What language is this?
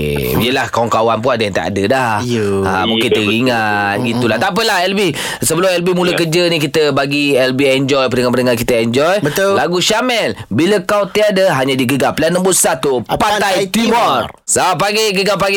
Malay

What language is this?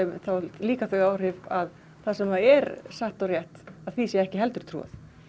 Icelandic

